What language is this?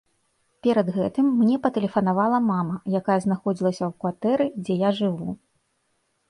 Belarusian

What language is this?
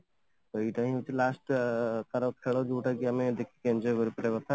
Odia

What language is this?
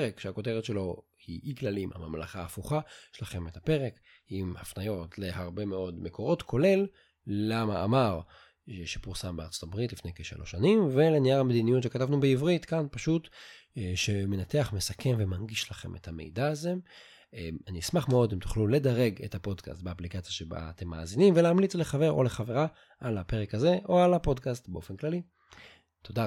Hebrew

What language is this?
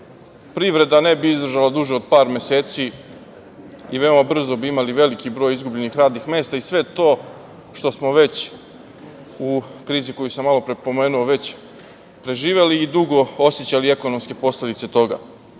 Serbian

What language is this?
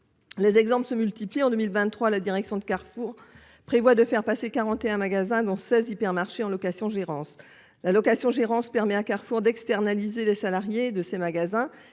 French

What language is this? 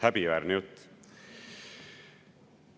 Estonian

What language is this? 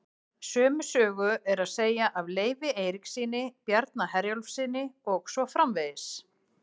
Icelandic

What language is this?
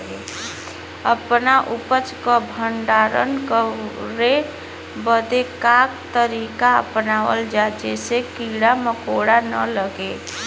Bhojpuri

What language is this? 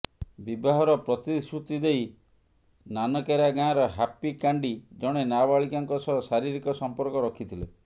Odia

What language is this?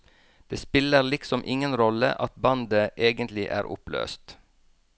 Norwegian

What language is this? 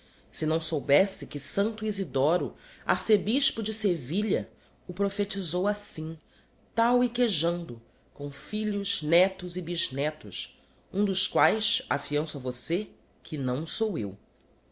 Portuguese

